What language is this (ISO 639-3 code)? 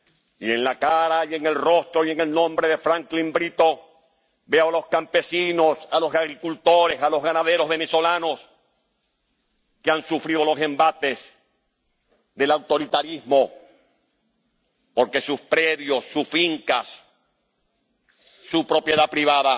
spa